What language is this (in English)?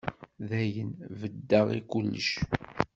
Kabyle